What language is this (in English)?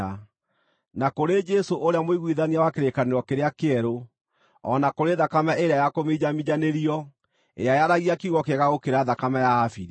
Kikuyu